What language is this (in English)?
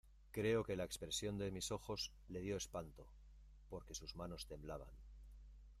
Spanish